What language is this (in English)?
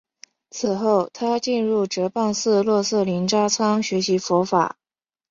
Chinese